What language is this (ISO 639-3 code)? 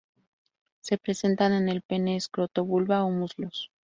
spa